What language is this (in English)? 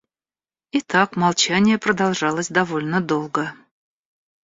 Russian